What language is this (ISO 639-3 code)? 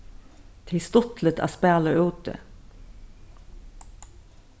fao